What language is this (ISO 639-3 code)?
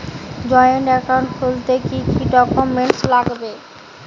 ben